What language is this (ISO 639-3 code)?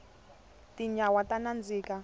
tso